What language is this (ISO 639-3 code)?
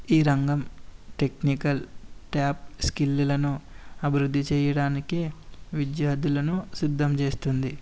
tel